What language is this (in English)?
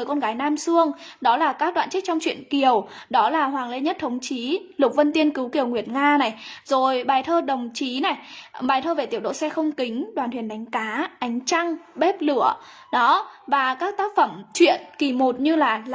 Vietnamese